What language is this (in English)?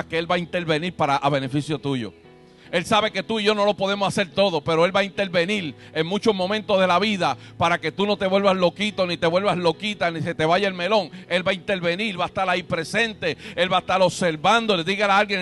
Spanish